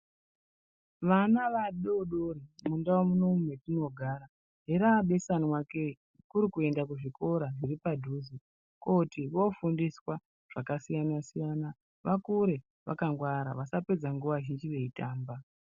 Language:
Ndau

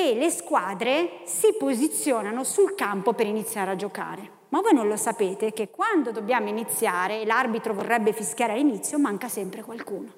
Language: Italian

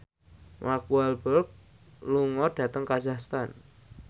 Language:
Javanese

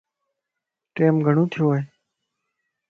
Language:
Lasi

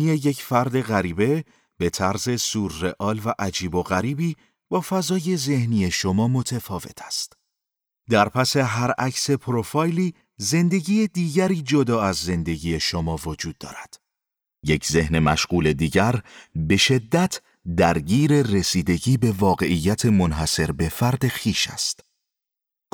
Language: Persian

